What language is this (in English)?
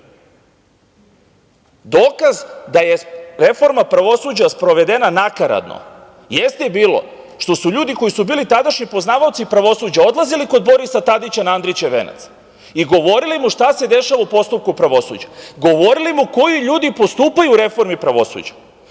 Serbian